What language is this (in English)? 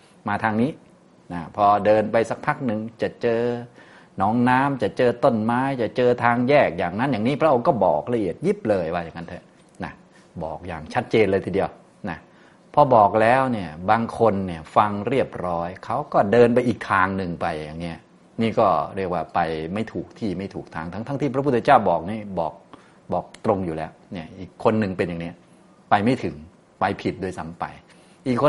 Thai